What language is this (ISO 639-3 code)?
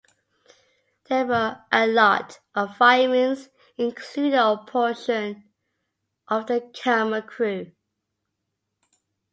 eng